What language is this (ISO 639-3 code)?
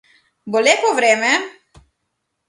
slv